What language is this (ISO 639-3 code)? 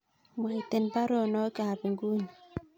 kln